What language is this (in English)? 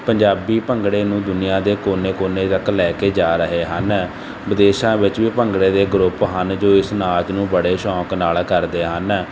Punjabi